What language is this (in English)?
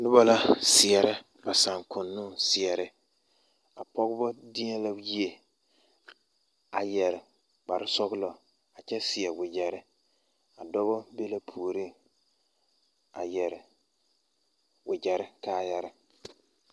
Southern Dagaare